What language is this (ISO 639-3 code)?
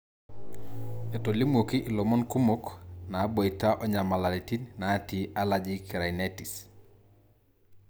mas